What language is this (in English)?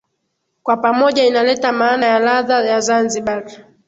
Swahili